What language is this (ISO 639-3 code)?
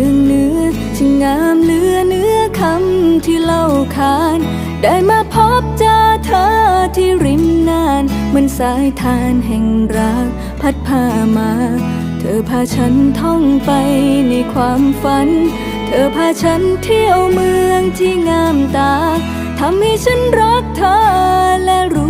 tha